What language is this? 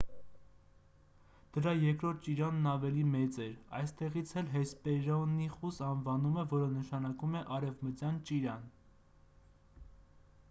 Armenian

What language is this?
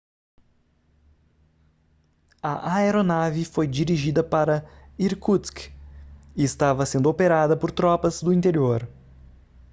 Portuguese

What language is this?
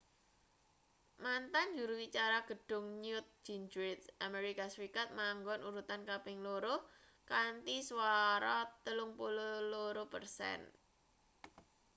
Javanese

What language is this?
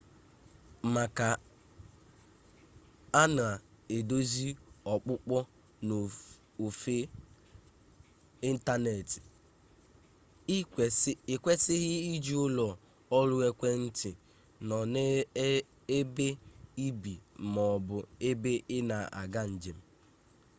Igbo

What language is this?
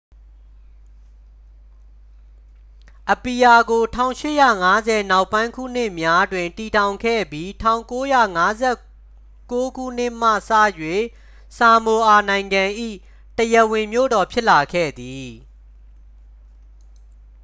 Burmese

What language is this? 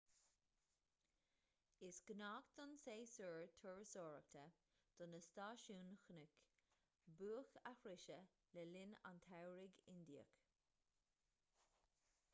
Irish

